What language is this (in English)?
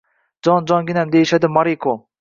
Uzbek